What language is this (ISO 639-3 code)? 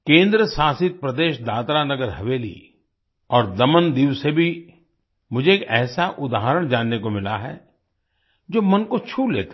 hin